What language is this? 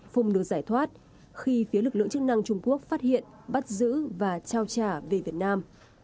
Vietnamese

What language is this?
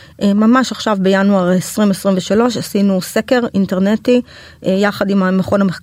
Hebrew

